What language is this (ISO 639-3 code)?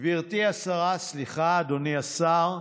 heb